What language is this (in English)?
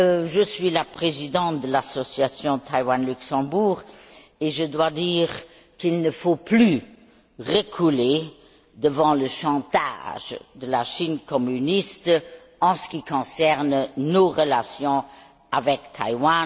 French